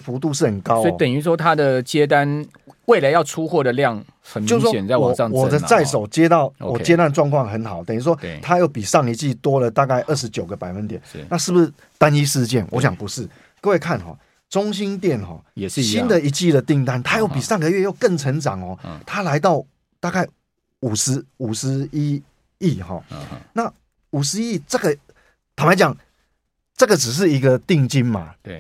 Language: Chinese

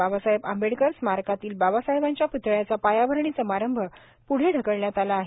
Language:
Marathi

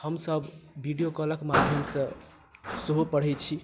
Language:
Maithili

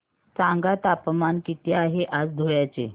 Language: Marathi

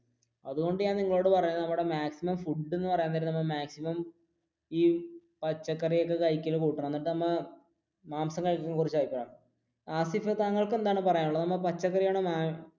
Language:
Malayalam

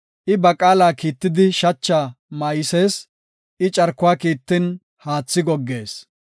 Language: Gofa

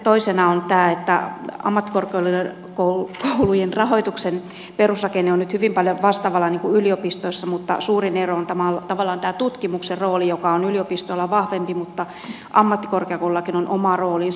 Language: Finnish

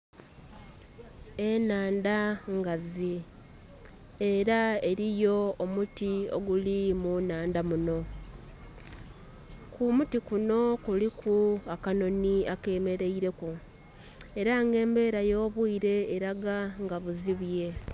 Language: Soga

